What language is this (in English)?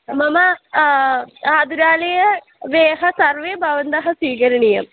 Sanskrit